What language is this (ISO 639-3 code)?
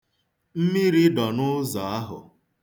ibo